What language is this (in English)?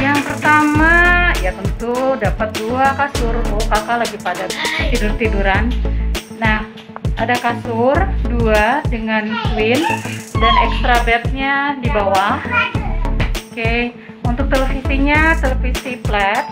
Indonesian